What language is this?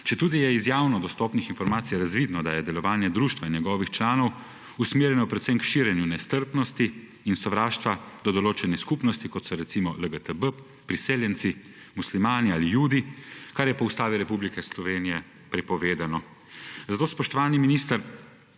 Slovenian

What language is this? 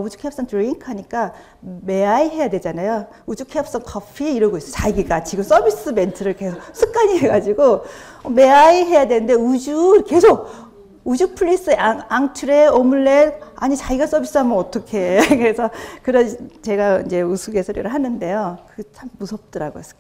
Korean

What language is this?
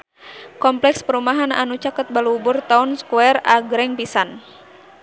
Sundanese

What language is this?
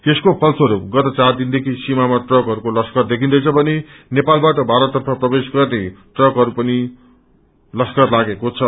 Nepali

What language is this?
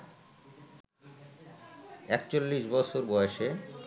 Bangla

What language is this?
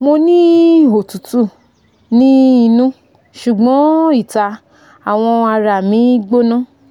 Yoruba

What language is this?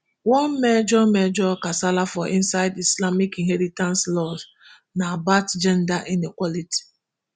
Nigerian Pidgin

